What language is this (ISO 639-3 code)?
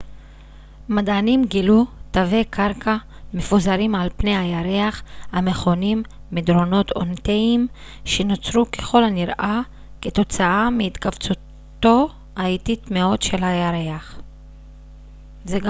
heb